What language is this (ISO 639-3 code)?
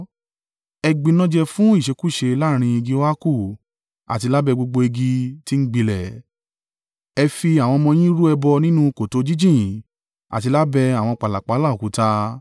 yor